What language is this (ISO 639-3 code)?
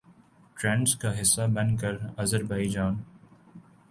urd